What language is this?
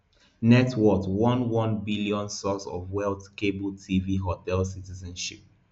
Nigerian Pidgin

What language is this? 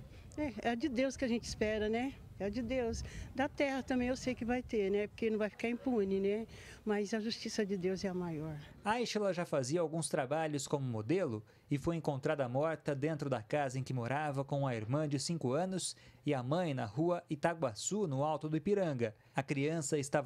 Portuguese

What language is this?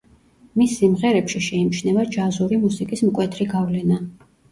Georgian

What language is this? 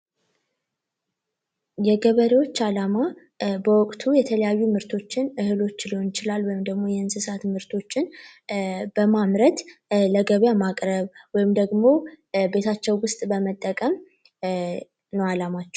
Amharic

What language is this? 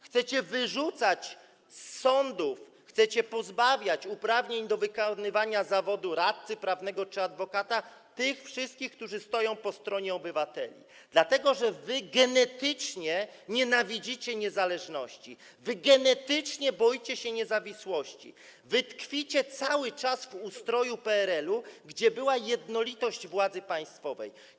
Polish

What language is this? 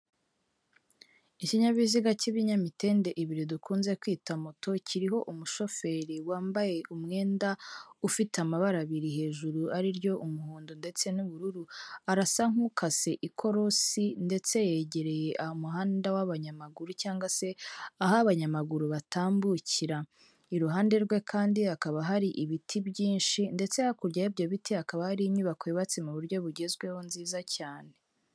Kinyarwanda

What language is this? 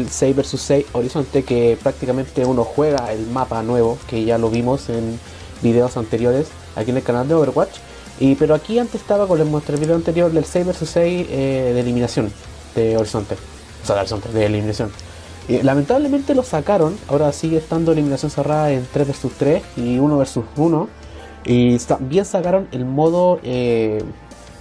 Spanish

